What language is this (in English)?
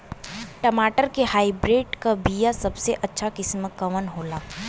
Bhojpuri